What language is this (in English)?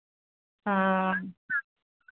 Hindi